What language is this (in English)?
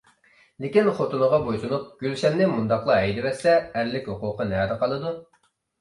Uyghur